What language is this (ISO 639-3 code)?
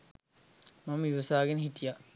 sin